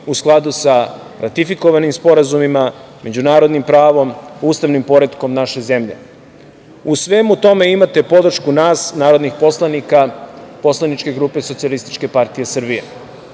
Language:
Serbian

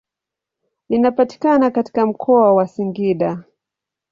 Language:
Swahili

